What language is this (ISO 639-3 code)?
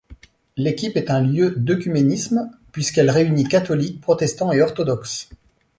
fra